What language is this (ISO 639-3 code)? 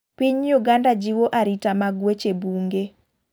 luo